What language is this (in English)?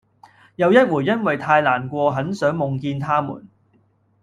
Cantonese